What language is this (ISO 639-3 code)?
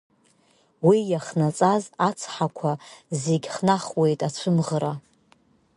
abk